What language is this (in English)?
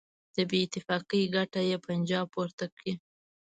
Pashto